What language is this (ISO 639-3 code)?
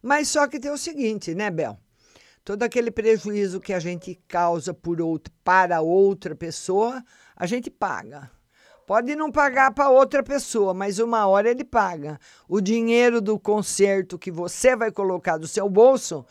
por